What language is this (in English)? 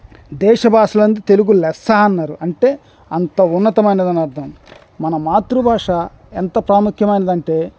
Telugu